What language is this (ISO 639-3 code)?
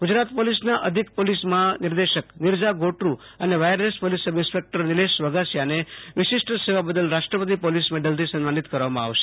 guj